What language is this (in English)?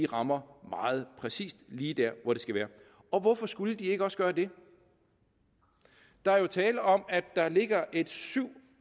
Danish